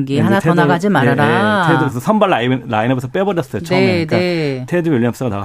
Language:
Korean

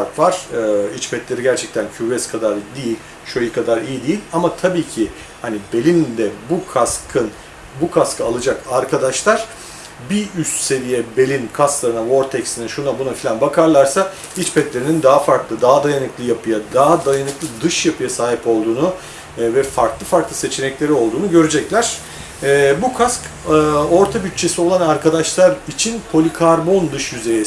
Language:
Turkish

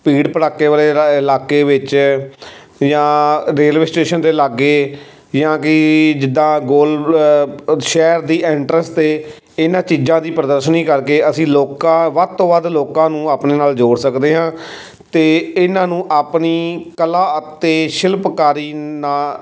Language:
Punjabi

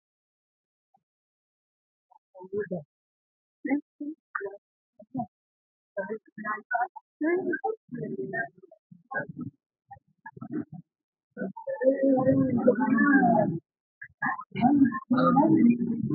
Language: Sidamo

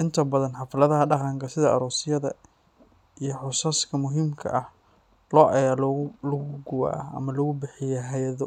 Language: Somali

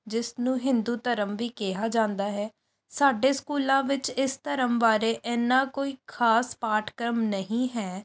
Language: Punjabi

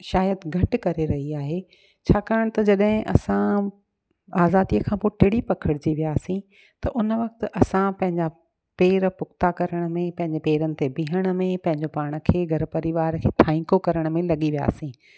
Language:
Sindhi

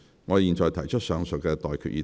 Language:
Cantonese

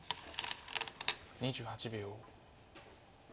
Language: Japanese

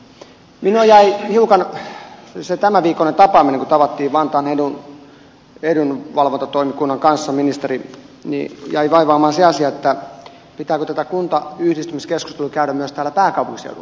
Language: Finnish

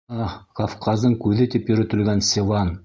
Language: Bashkir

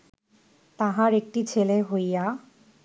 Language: Bangla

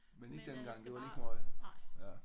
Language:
Danish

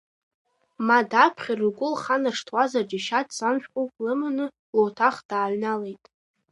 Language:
Abkhazian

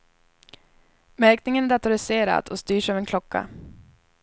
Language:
Swedish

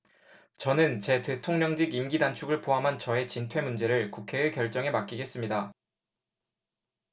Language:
Korean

